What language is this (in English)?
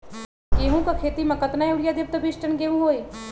Magahi